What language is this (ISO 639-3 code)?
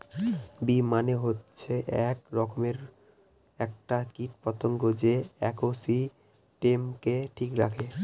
ben